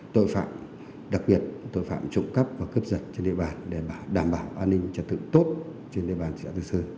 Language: Vietnamese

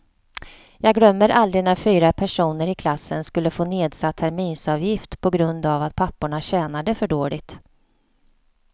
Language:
Swedish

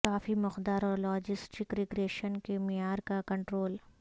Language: Urdu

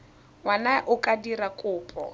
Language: Tswana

